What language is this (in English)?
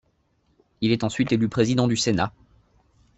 French